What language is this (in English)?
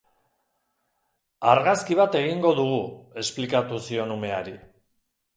Basque